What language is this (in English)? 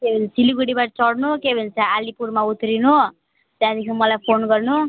Nepali